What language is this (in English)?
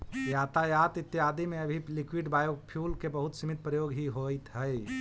Magahi